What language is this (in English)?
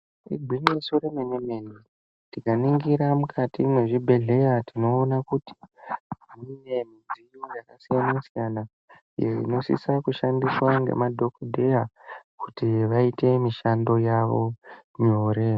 Ndau